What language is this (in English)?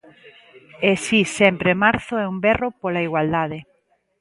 Galician